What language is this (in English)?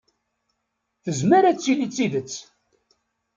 Kabyle